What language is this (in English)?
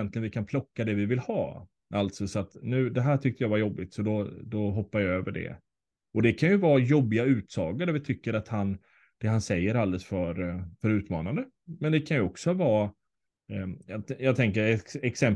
Swedish